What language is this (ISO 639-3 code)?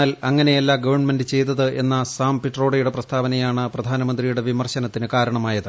mal